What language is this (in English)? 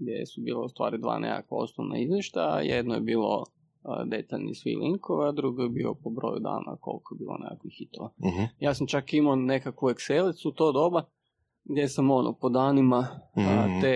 Croatian